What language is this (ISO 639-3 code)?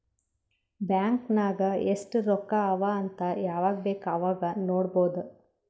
kan